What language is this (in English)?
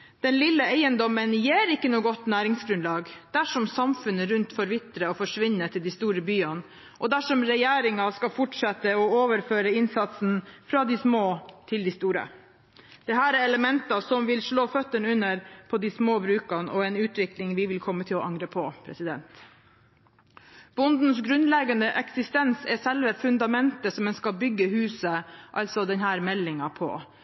Norwegian Bokmål